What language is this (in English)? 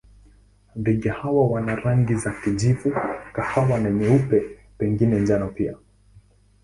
Swahili